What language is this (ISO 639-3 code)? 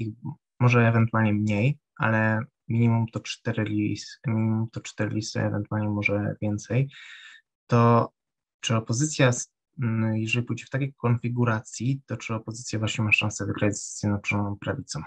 pol